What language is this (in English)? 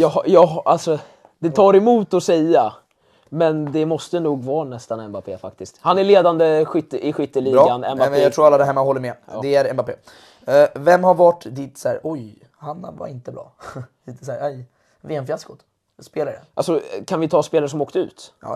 Swedish